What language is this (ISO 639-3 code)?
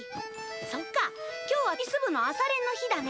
jpn